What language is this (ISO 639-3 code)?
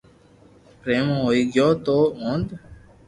lrk